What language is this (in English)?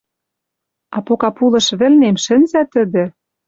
Western Mari